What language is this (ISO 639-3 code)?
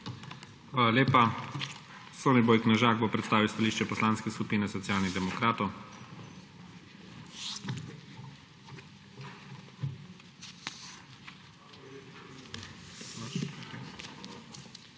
slv